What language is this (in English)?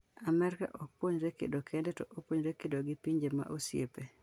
Luo (Kenya and Tanzania)